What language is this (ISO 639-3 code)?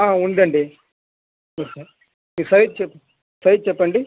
tel